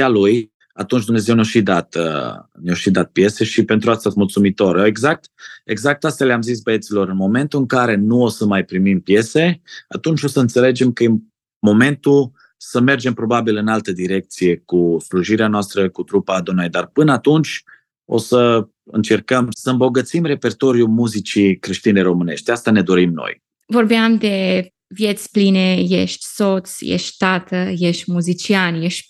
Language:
Romanian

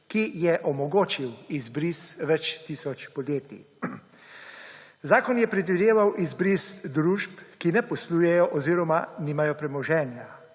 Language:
Slovenian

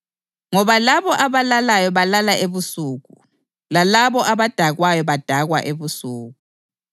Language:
North Ndebele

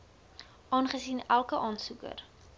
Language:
Afrikaans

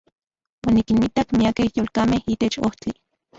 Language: Central Puebla Nahuatl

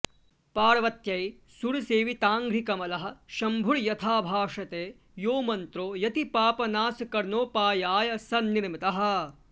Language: Sanskrit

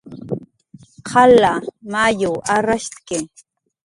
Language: Jaqaru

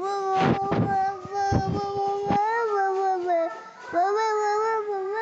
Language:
Thai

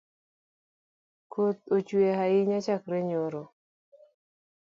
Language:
Luo (Kenya and Tanzania)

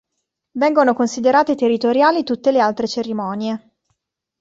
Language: Italian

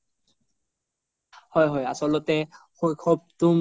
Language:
Assamese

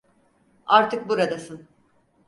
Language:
Turkish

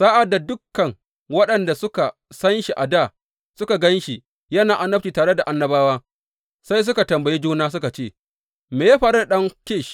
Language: Hausa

